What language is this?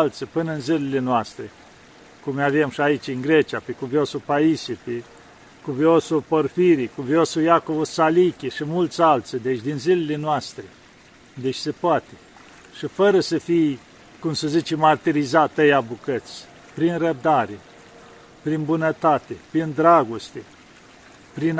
Romanian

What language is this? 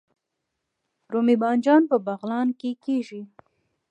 Pashto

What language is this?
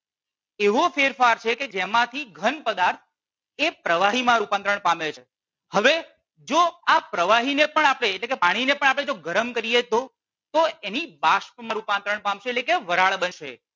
Gujarati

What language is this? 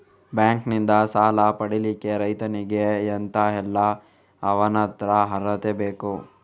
Kannada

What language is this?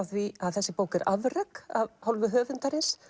Icelandic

